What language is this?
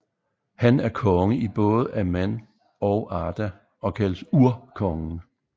Danish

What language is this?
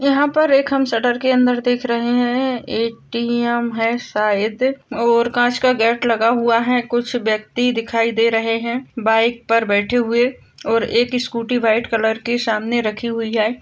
Marwari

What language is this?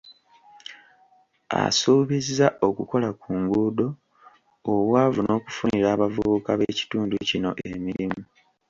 Ganda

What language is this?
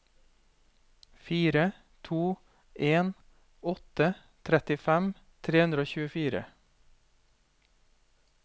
Norwegian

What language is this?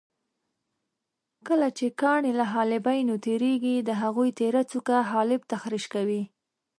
Pashto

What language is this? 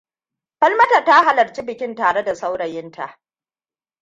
Hausa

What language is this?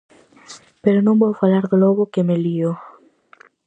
Galician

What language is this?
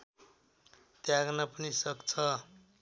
Nepali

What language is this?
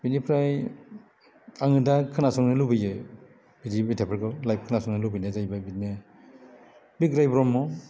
Bodo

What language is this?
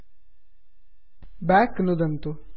Sanskrit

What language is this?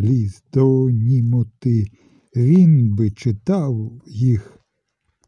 Ukrainian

